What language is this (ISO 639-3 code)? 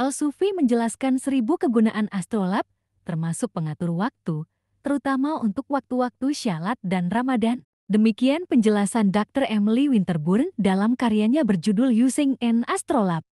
ind